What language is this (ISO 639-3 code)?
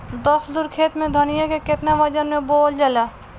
bho